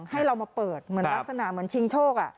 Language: Thai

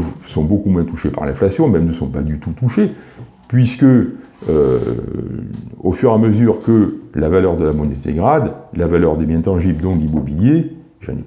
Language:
French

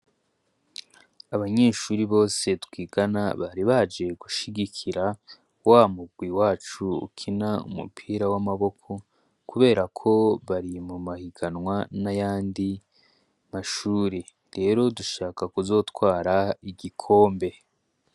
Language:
Rundi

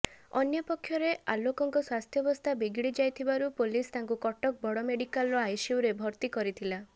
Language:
Odia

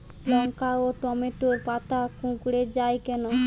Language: Bangla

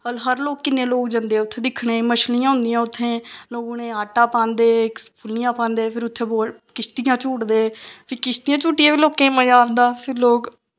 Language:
Dogri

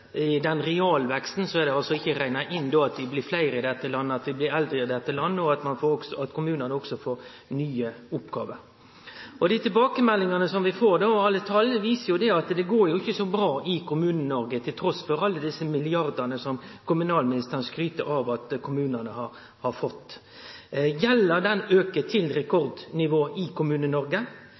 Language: Norwegian Nynorsk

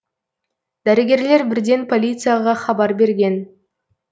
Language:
Kazakh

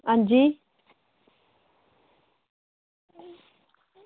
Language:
Dogri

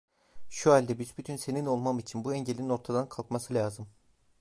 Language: Turkish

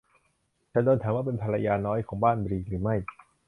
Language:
Thai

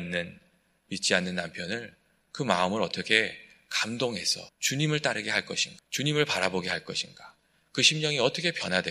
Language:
Korean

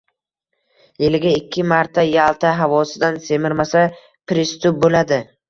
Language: Uzbek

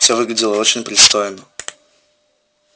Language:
Russian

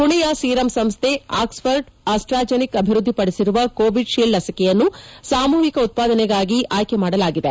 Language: Kannada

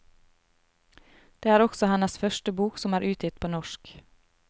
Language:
Norwegian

